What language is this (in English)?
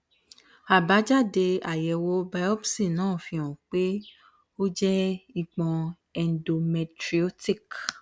Yoruba